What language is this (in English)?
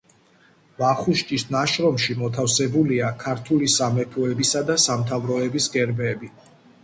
Georgian